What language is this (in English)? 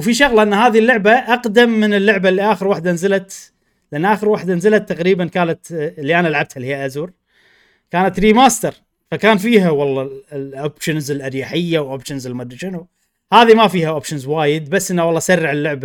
Arabic